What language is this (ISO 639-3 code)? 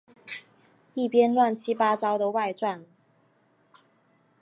zho